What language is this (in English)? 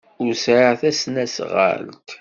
Kabyle